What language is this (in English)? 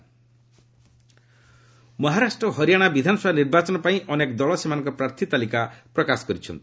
Odia